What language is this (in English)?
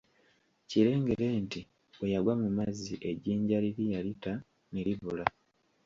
Ganda